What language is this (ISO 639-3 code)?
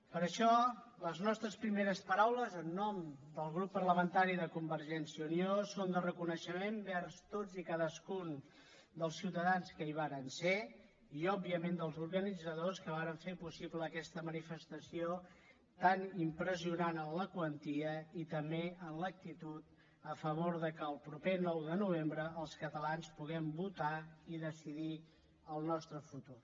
cat